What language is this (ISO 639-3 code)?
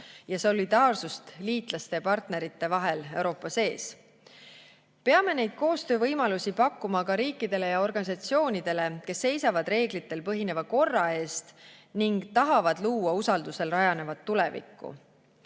est